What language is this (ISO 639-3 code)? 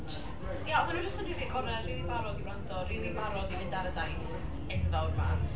cym